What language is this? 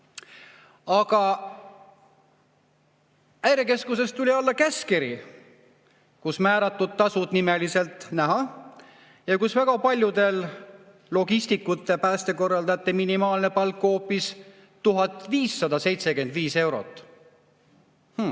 Estonian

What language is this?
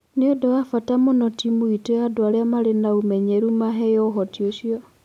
Kikuyu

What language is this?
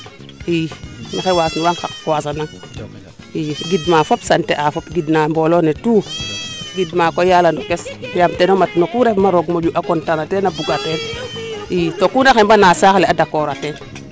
Serer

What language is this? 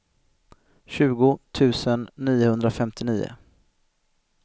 Swedish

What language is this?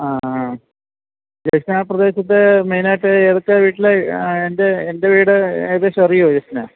Malayalam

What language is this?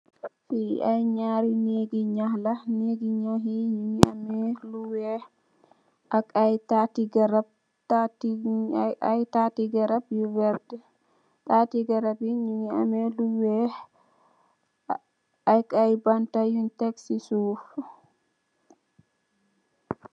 Wolof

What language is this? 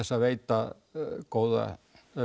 Icelandic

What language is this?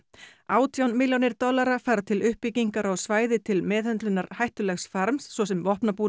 Icelandic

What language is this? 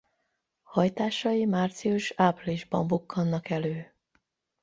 Hungarian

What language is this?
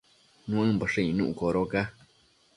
Matsés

